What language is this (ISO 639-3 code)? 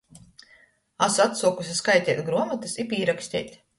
ltg